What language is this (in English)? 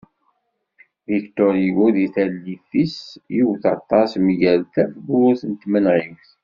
Kabyle